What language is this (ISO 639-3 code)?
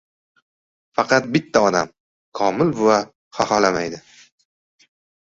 uzb